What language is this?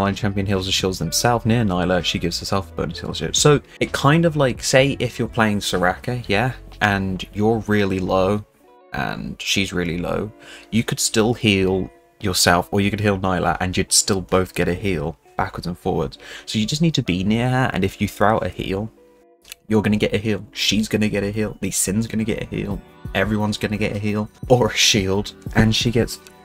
English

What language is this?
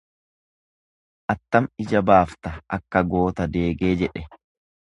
Oromo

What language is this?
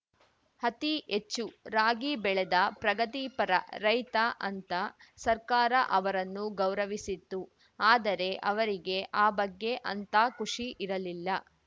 Kannada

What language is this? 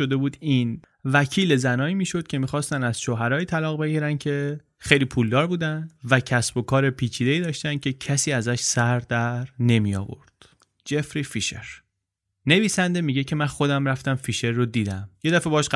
Persian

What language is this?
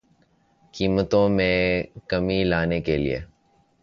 Urdu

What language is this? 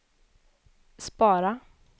Swedish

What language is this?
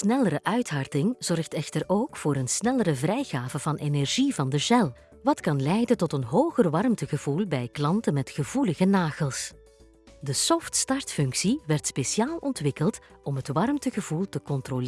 Dutch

